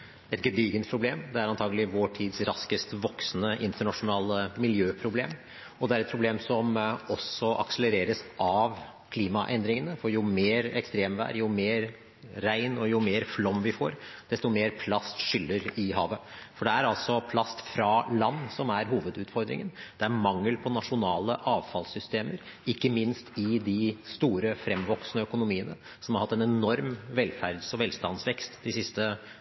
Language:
Norwegian Bokmål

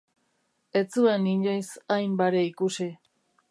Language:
Basque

